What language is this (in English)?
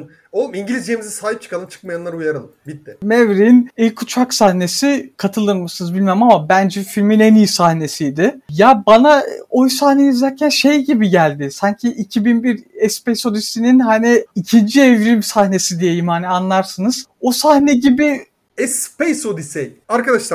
Turkish